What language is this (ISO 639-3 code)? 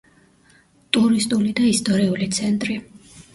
kat